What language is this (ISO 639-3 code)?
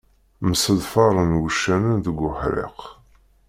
kab